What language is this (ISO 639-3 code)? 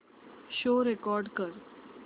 mar